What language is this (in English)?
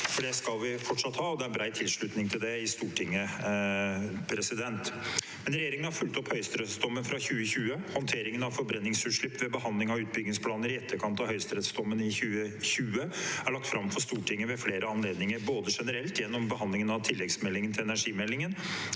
Norwegian